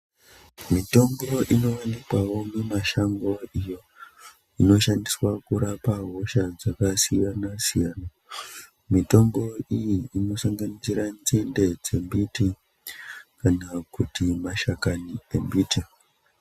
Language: Ndau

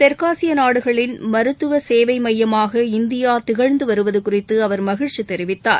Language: Tamil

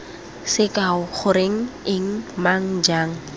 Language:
Tswana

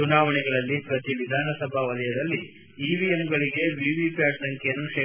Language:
Kannada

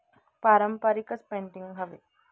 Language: Marathi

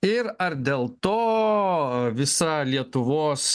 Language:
Lithuanian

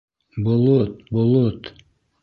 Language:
Bashkir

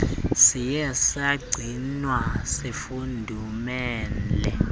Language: Xhosa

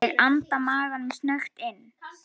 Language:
Icelandic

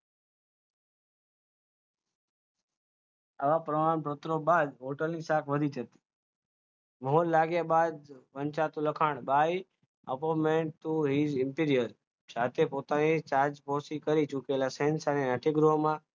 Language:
Gujarati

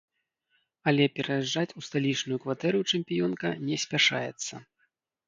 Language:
Belarusian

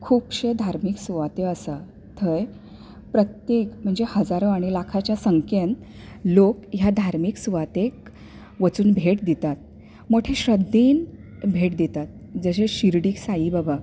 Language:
Konkani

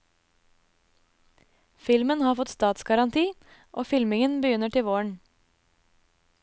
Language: Norwegian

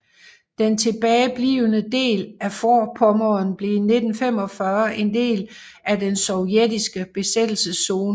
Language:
Danish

